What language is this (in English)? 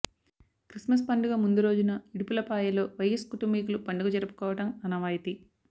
Telugu